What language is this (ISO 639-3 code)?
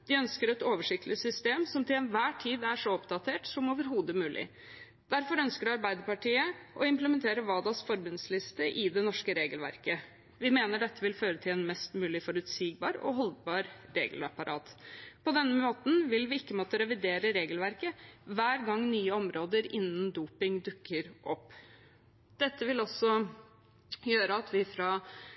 nob